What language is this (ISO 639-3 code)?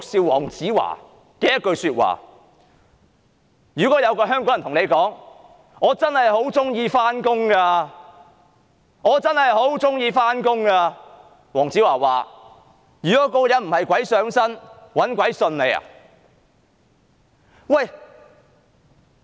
yue